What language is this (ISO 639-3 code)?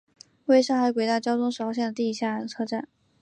zho